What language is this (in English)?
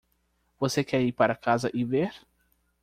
Portuguese